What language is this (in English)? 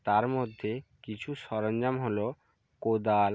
Bangla